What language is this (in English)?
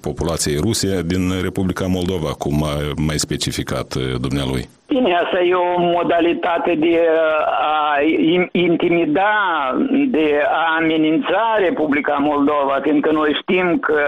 Romanian